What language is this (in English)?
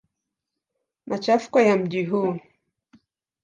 Swahili